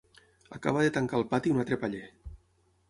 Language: Catalan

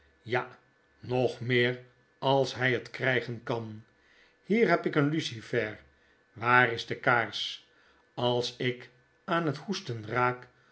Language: Dutch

